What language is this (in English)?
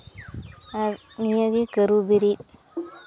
Santali